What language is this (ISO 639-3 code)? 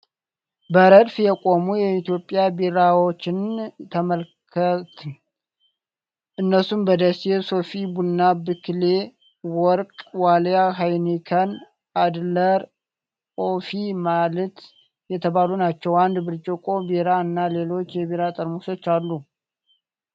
amh